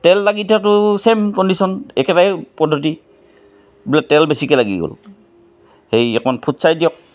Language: Assamese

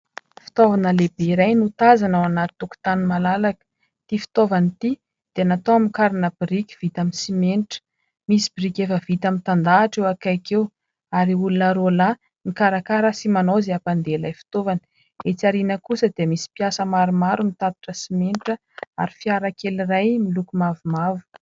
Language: Malagasy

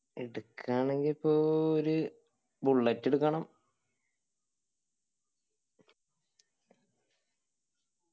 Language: Malayalam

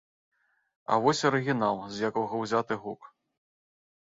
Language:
Belarusian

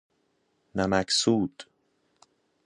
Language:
Persian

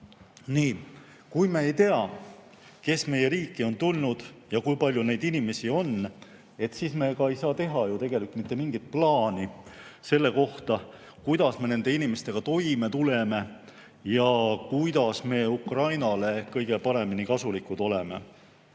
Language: Estonian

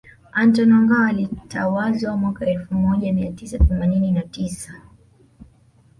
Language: Swahili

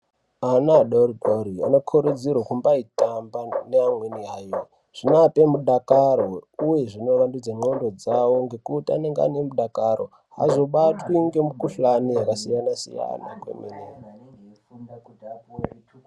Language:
Ndau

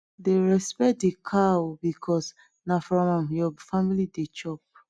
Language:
Nigerian Pidgin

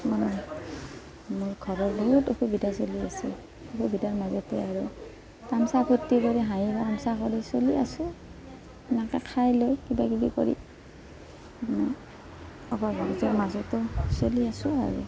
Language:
Assamese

